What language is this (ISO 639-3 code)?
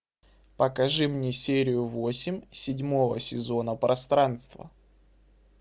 rus